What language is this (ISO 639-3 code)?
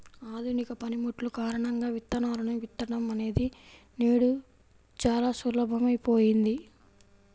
tel